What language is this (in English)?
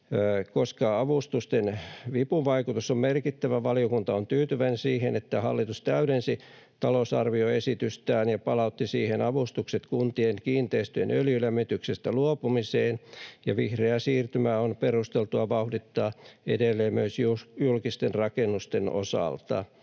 Finnish